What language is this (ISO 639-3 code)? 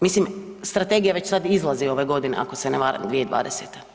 hrv